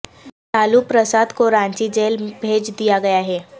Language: Urdu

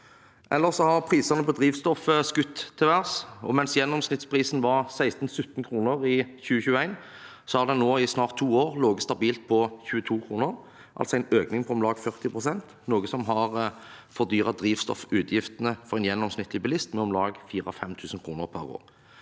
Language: Norwegian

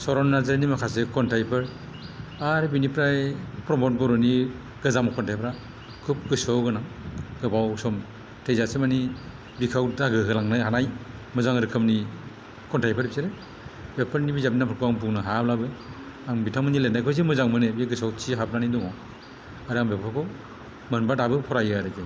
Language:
Bodo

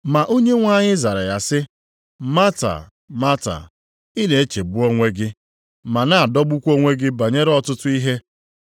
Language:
Igbo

